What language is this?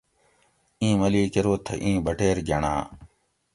Gawri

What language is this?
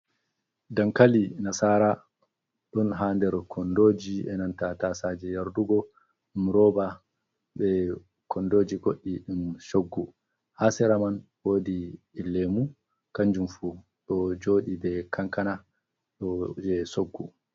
Fula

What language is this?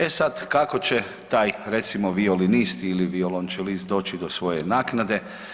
Croatian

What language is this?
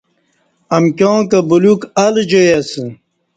Kati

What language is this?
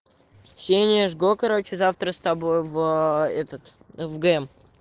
Russian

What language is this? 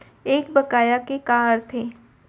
Chhattisgarhi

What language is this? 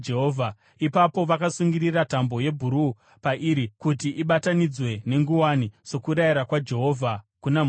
Shona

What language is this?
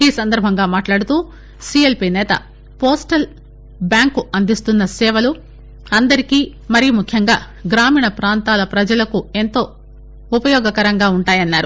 Telugu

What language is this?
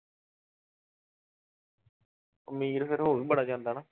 Punjabi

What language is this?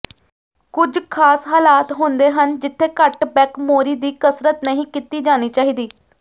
Punjabi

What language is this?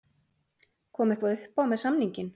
Icelandic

